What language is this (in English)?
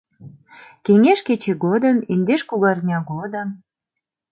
Mari